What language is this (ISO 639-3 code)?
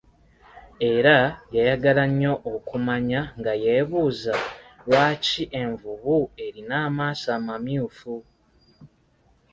lug